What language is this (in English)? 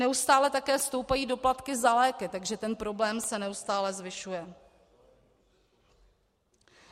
Czech